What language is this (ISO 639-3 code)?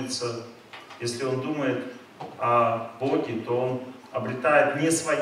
rus